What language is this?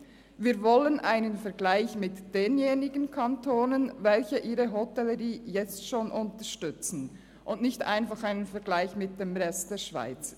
Swiss German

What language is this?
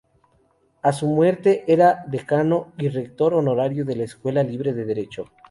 Spanish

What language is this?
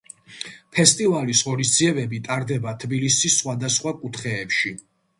Georgian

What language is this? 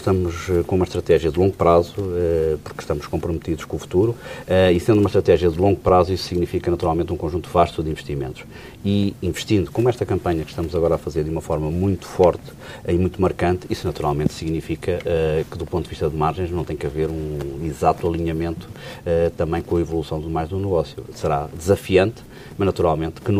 Portuguese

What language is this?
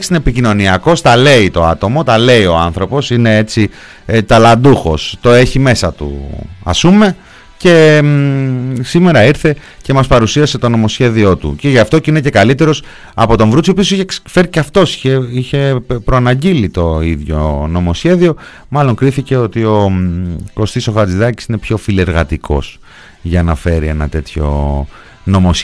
Greek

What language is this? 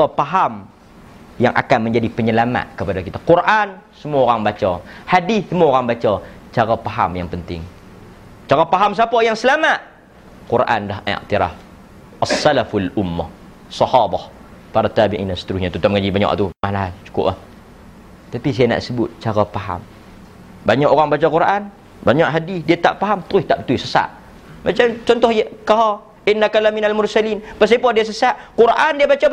Malay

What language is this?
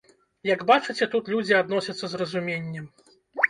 Belarusian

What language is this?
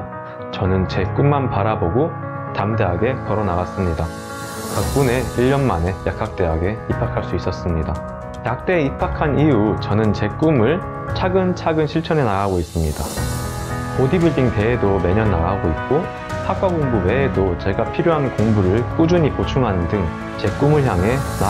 Korean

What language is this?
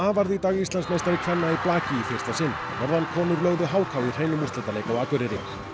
Icelandic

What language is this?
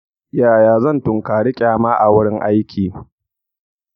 Hausa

